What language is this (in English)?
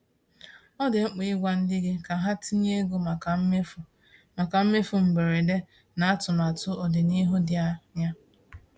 Igbo